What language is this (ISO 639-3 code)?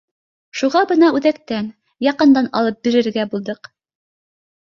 bak